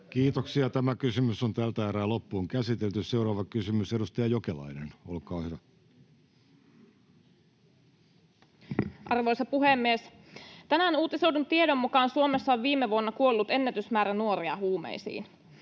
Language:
Finnish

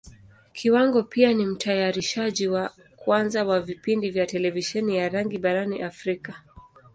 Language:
Swahili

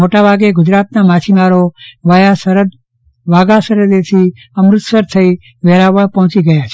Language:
Gujarati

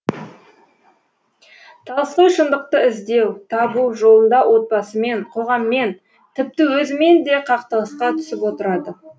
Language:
Kazakh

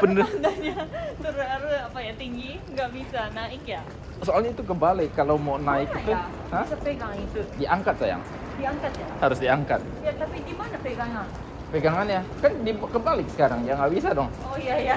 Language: Indonesian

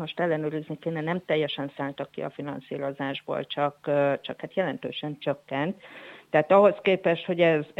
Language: Hungarian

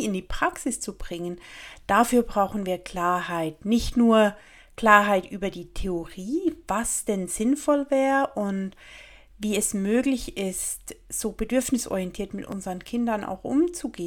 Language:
German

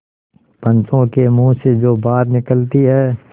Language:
Hindi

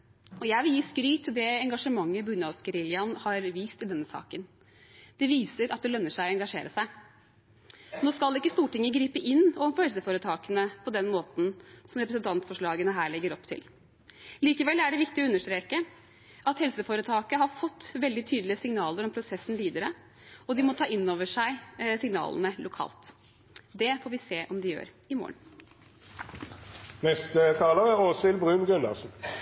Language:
Norwegian Bokmål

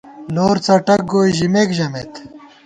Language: Gawar-Bati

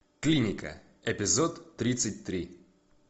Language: Russian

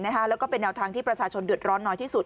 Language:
Thai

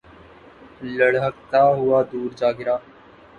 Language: Urdu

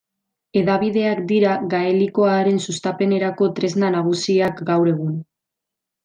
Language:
Basque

